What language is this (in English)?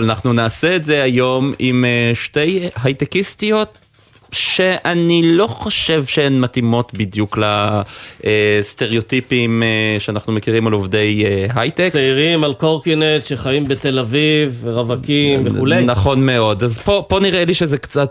Hebrew